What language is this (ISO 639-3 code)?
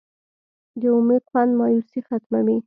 pus